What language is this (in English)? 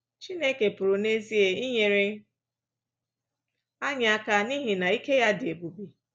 Igbo